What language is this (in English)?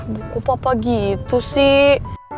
Indonesian